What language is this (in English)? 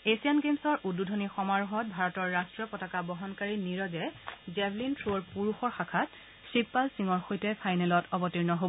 Assamese